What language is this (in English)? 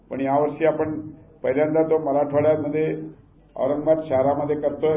Marathi